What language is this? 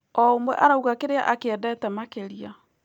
Kikuyu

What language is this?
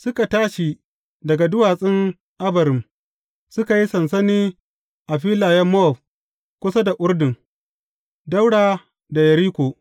Hausa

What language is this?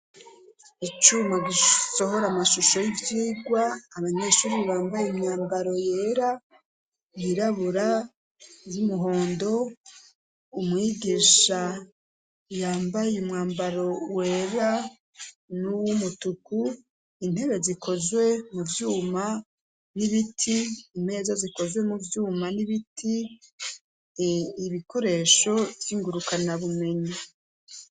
Rundi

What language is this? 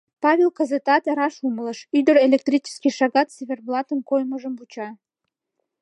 Mari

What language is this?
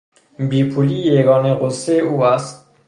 Persian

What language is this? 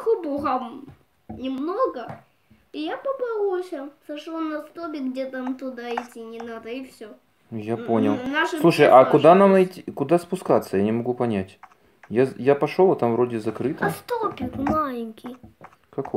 Russian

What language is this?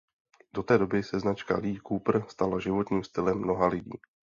Czech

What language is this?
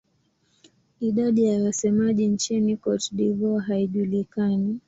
Swahili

